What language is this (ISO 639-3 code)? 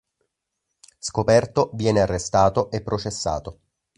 ita